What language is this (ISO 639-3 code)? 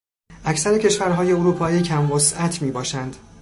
fas